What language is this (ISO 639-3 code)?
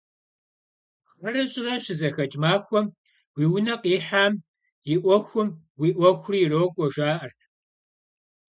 kbd